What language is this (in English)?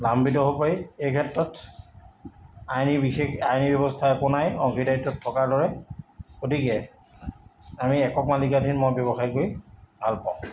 Assamese